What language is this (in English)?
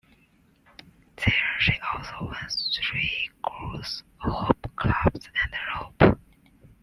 English